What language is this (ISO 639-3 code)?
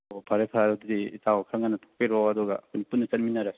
mni